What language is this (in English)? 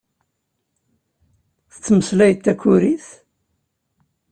Kabyle